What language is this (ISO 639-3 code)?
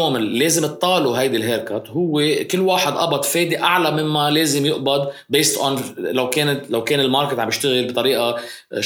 ara